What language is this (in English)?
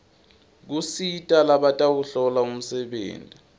Swati